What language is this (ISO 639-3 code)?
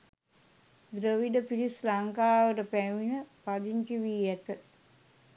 sin